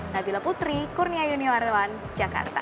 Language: Indonesian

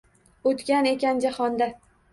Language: Uzbek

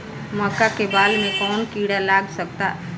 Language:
Bhojpuri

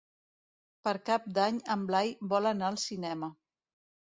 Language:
Catalan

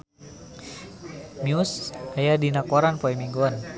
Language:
Sundanese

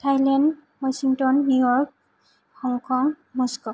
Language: Bodo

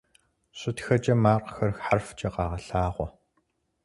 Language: Kabardian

